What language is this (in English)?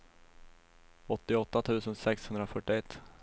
Swedish